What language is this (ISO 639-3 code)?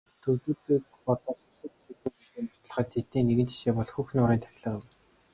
mon